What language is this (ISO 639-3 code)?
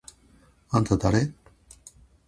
jpn